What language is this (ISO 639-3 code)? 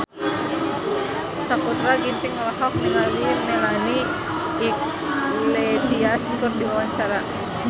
sun